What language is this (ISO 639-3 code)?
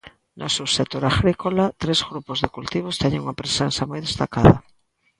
glg